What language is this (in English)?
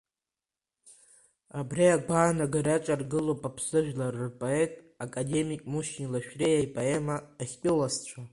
Abkhazian